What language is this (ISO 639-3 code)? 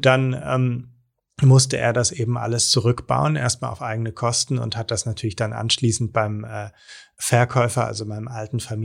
deu